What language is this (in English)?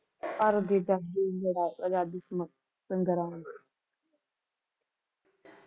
Punjabi